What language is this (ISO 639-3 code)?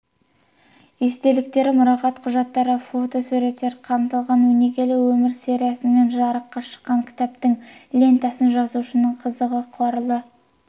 kaz